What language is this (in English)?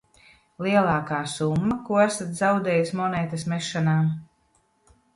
Latvian